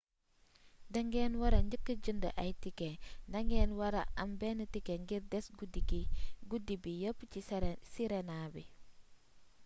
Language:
Wolof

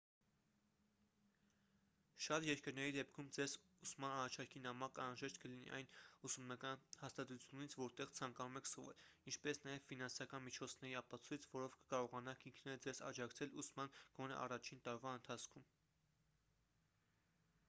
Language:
Armenian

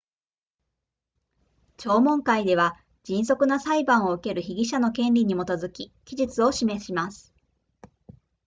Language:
Japanese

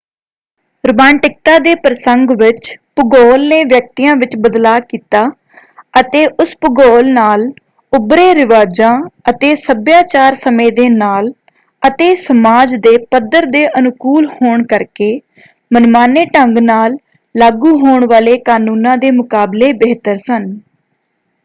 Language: Punjabi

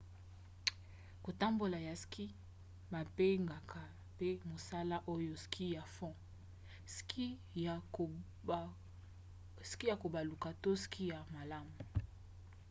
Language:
Lingala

